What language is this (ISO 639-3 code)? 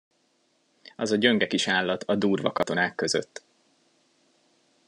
hun